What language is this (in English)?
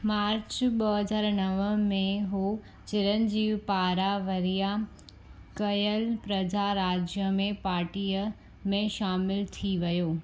Sindhi